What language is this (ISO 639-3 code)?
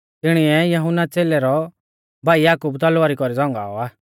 bfz